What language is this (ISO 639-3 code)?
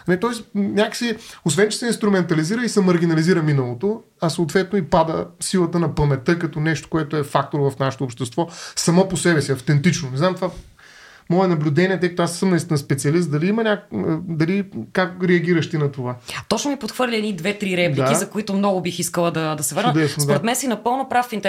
bul